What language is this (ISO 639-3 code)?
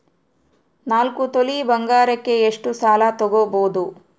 kan